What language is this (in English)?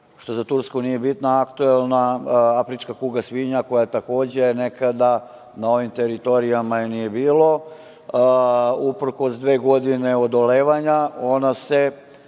Serbian